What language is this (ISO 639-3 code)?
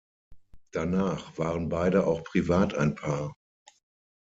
deu